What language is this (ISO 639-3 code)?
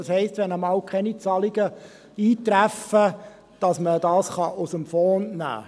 gsw